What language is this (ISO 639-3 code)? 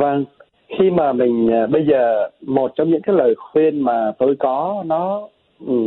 vie